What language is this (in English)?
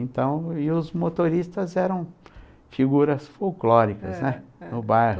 Portuguese